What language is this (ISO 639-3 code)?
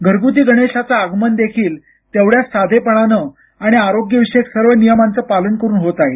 mar